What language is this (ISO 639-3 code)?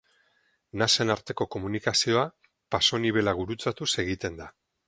eus